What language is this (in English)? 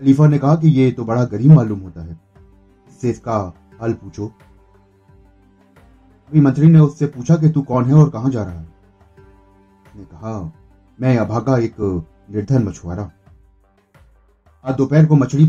Hindi